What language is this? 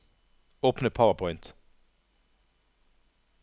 Norwegian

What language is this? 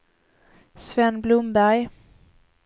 Swedish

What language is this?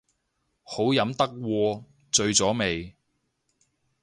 Cantonese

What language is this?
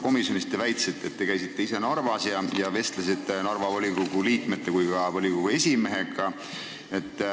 Estonian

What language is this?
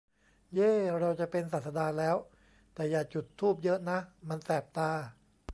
Thai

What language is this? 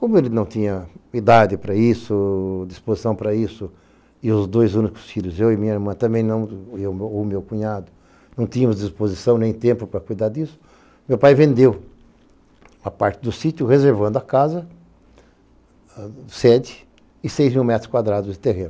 Portuguese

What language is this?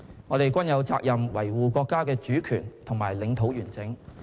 Cantonese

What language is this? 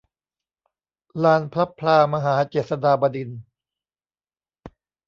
Thai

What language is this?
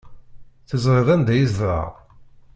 Kabyle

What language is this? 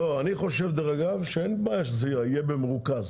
Hebrew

